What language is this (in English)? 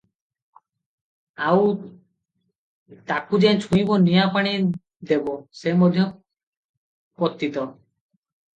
Odia